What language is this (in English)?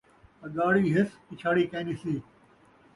Saraiki